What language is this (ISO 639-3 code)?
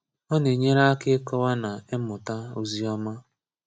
ibo